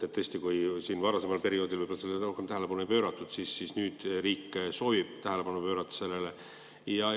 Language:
Estonian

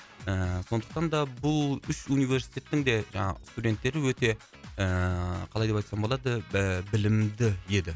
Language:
Kazakh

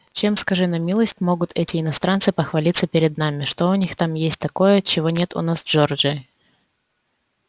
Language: Russian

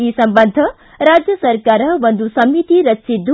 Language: Kannada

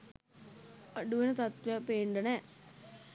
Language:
Sinhala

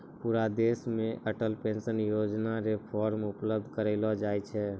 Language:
Maithili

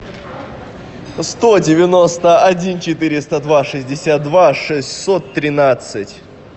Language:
Russian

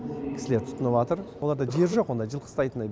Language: Kazakh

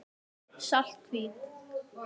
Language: Icelandic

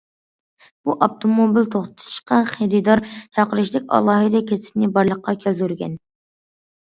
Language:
Uyghur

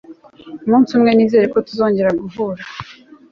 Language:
Kinyarwanda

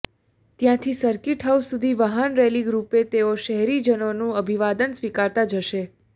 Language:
Gujarati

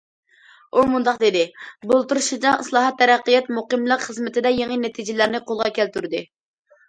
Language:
Uyghur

